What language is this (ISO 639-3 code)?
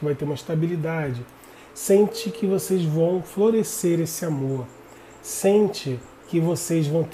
por